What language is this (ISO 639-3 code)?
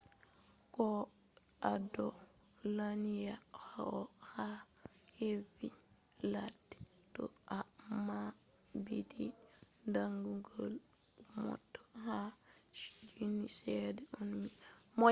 ful